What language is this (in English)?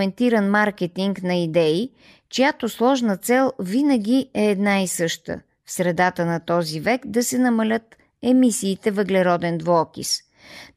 Bulgarian